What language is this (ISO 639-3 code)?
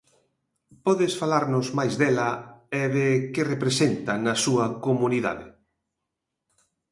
glg